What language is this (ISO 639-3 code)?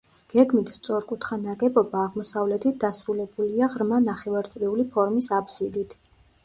kat